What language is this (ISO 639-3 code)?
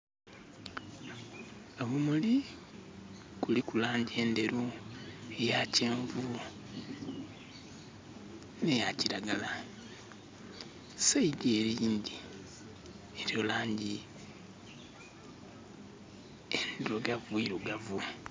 xog